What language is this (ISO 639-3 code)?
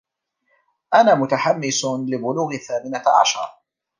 ara